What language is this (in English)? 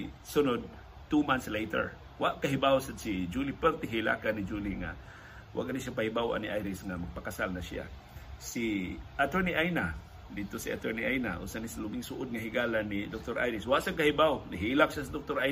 Filipino